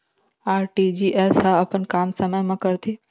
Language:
Chhattisgarhi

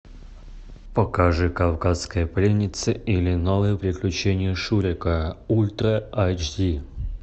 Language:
Russian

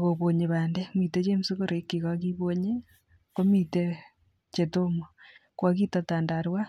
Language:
Kalenjin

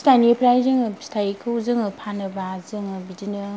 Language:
Bodo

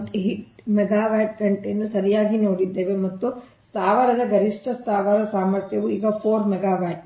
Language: Kannada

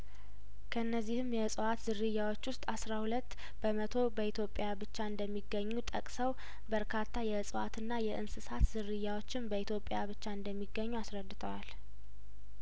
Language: Amharic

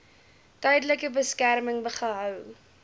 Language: Afrikaans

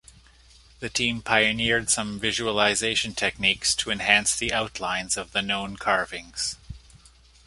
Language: English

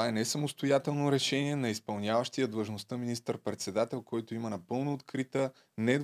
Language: Bulgarian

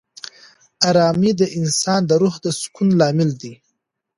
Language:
Pashto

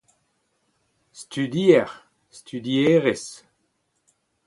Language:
Breton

